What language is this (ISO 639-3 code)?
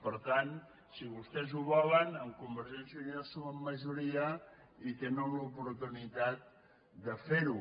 cat